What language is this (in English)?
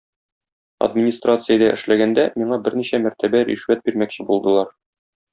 Tatar